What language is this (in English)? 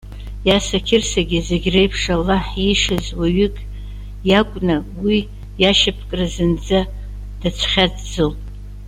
Abkhazian